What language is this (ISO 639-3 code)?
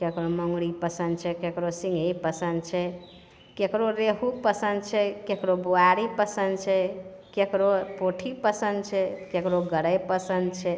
mai